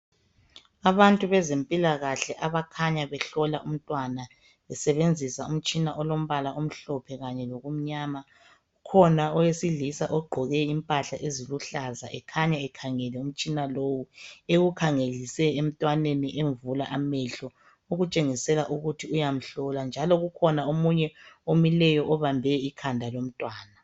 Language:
North Ndebele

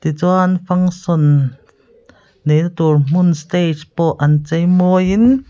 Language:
Mizo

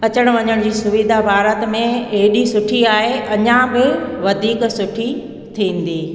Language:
Sindhi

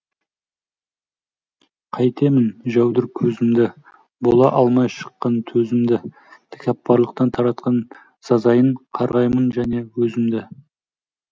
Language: Kazakh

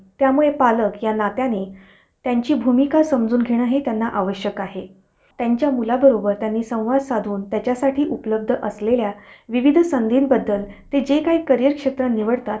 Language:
Marathi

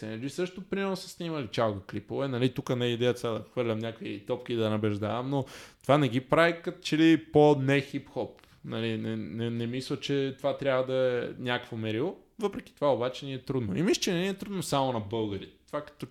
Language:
Bulgarian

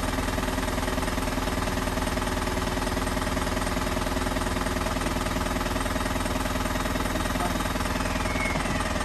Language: Indonesian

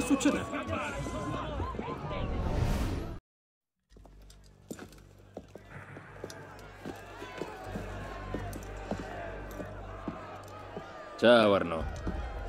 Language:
Italian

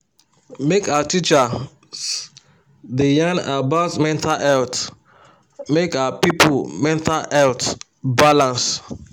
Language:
Nigerian Pidgin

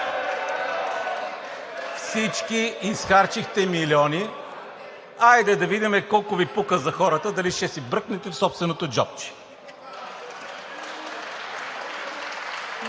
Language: Bulgarian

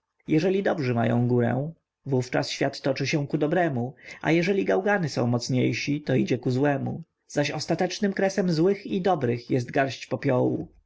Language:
Polish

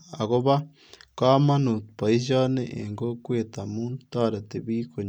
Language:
Kalenjin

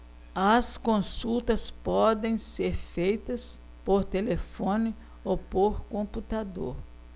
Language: Portuguese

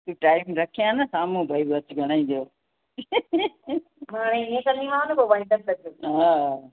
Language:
Sindhi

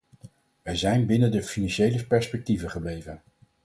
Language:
Dutch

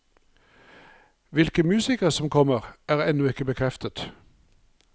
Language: Norwegian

